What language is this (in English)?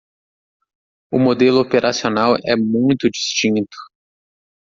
Portuguese